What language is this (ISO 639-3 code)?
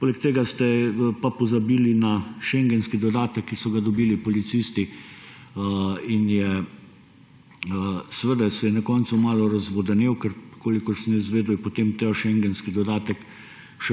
slv